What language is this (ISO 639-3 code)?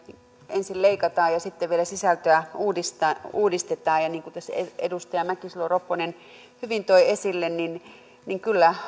fin